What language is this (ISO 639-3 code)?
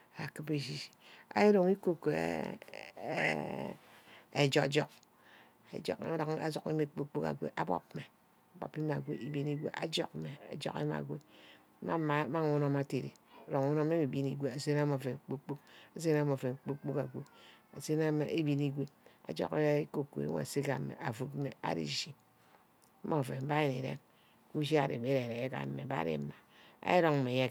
byc